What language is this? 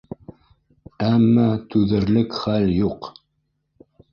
Bashkir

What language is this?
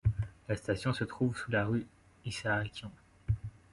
French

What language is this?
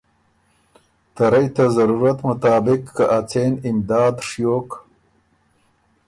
Ormuri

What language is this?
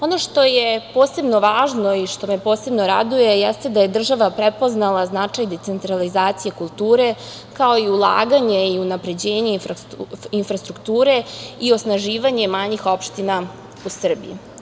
Serbian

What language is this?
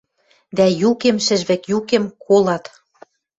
Western Mari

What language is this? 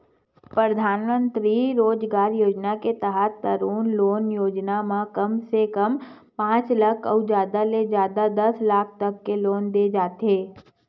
Chhattisgarhi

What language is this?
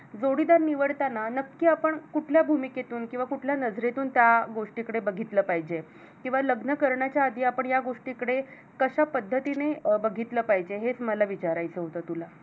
Marathi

